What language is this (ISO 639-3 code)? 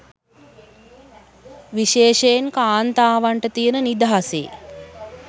sin